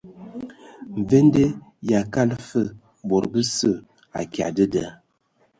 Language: Ewondo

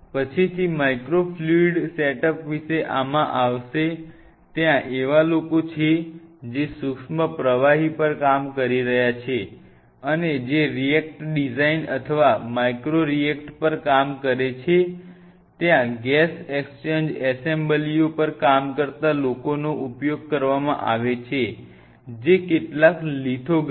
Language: Gujarati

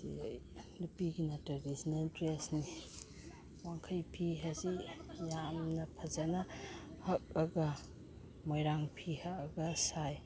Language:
Manipuri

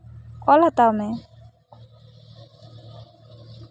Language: Santali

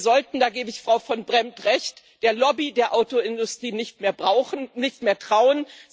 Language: German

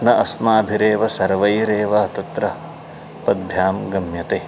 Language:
Sanskrit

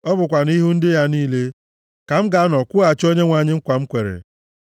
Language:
Igbo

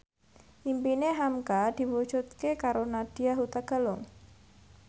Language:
Javanese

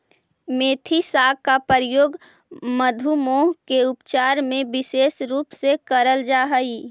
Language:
Magahi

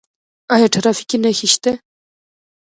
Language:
Pashto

